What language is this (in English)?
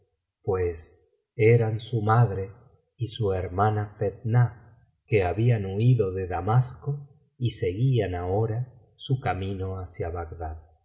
Spanish